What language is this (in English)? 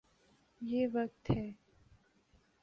Urdu